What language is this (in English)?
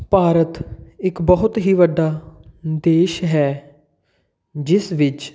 Punjabi